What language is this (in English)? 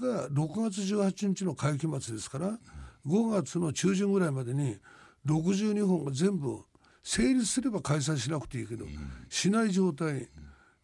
Japanese